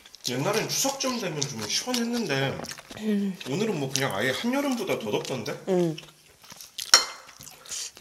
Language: Korean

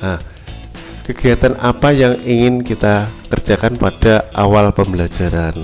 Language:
Indonesian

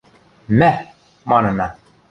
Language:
Western Mari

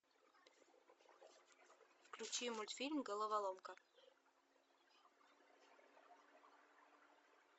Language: Russian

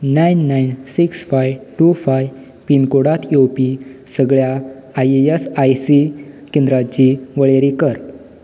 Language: Konkani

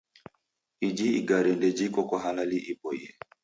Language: Taita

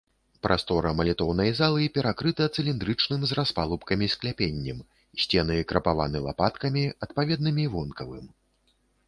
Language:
Belarusian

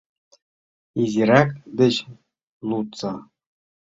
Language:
Mari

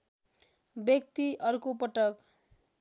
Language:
Nepali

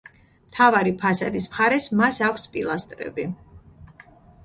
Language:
Georgian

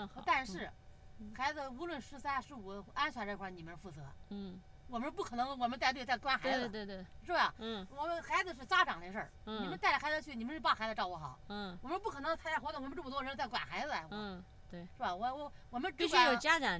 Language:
Chinese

